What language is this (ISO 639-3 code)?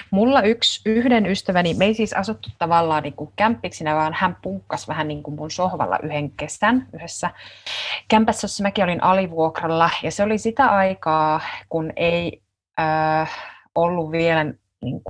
fin